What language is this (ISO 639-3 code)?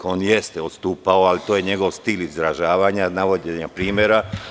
srp